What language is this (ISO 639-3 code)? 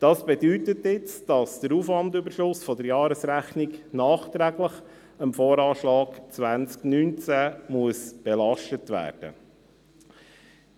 gsw